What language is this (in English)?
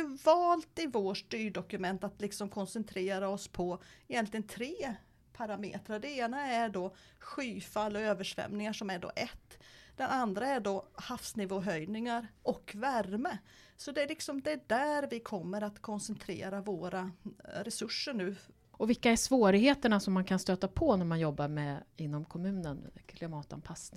Swedish